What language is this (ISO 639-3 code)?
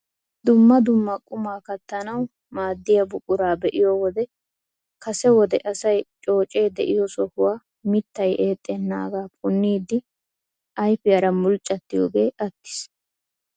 wal